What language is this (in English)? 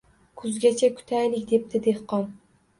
Uzbek